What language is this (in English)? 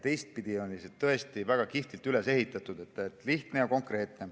Estonian